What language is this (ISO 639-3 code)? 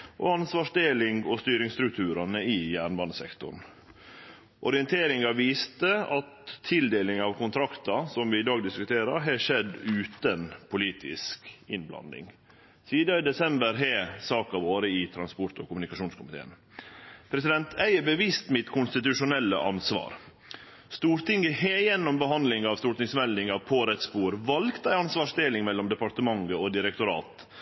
nno